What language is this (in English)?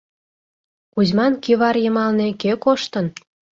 Mari